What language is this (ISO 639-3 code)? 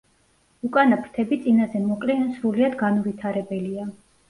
kat